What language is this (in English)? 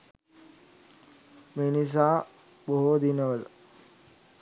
Sinhala